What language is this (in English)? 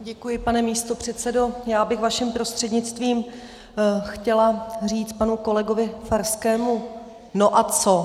Czech